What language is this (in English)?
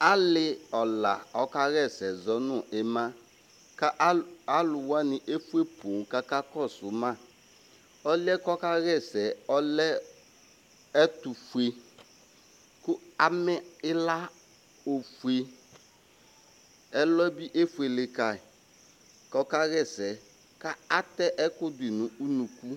Ikposo